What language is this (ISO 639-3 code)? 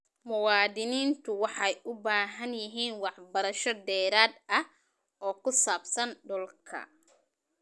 som